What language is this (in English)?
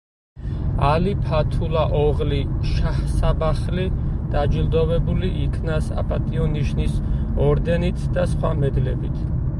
Georgian